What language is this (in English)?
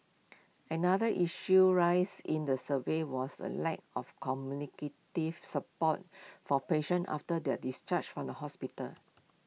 English